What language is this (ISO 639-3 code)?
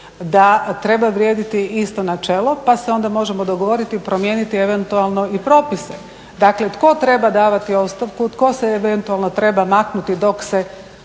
hrv